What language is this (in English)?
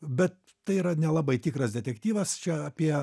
Lithuanian